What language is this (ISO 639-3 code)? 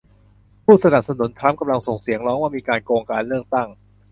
tha